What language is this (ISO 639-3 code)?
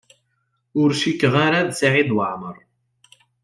kab